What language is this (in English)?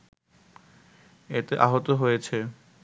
Bangla